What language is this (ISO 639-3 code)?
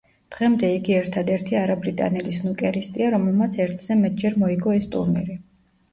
kat